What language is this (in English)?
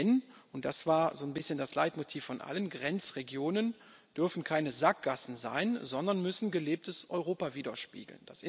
German